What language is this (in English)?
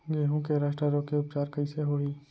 Chhattisgarhi